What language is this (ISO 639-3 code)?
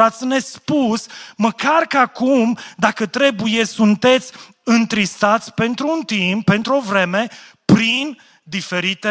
ron